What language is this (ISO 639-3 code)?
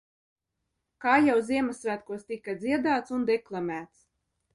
lav